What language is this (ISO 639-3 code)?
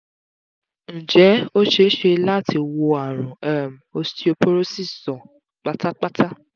yor